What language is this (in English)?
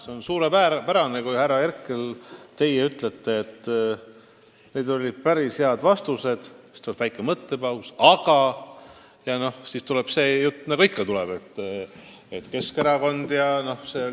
Estonian